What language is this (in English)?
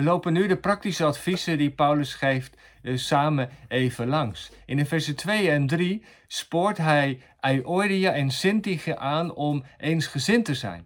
Dutch